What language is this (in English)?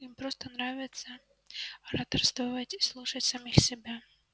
Russian